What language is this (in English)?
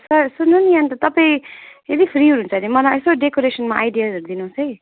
Nepali